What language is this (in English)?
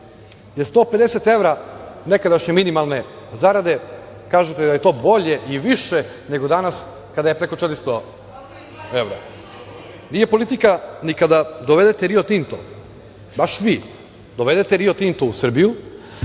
Serbian